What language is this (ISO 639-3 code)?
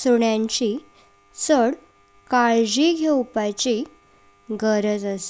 kok